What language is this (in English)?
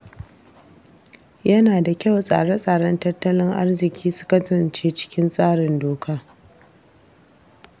Hausa